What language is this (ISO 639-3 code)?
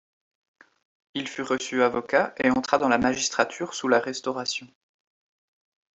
fra